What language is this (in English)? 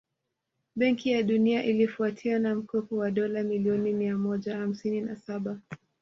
Swahili